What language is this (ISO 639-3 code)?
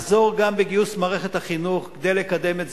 heb